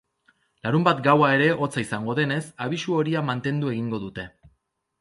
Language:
Basque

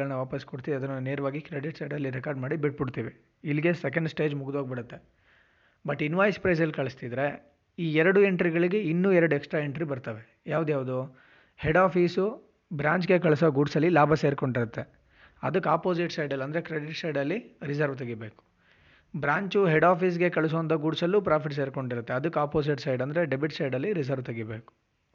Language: Kannada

